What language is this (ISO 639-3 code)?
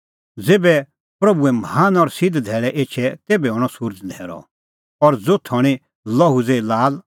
kfx